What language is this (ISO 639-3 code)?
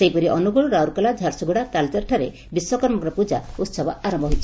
ori